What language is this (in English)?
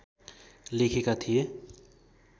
Nepali